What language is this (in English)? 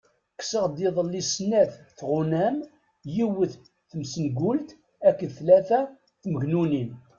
Kabyle